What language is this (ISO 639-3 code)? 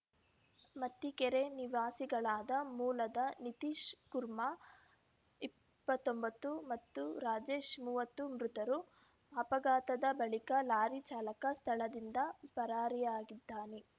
kan